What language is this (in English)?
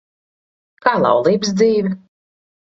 Latvian